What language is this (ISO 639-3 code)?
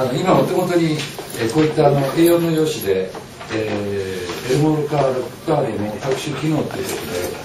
jpn